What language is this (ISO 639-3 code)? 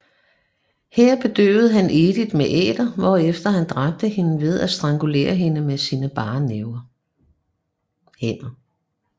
dan